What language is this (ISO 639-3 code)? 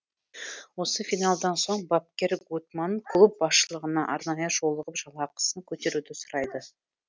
kaz